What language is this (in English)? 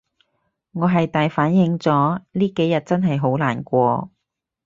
Cantonese